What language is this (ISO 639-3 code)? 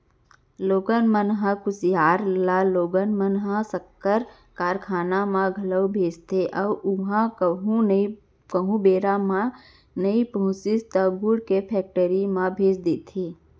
hne